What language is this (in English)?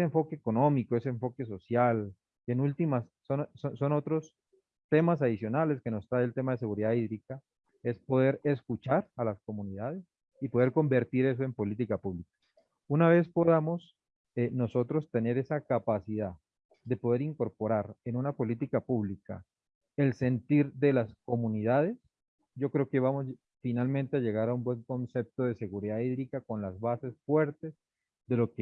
Spanish